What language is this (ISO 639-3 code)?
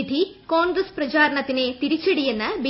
mal